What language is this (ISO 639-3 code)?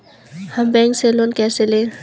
hin